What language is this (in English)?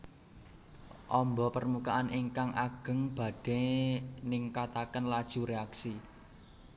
Javanese